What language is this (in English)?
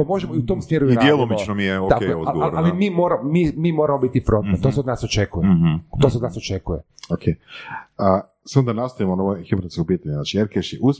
Croatian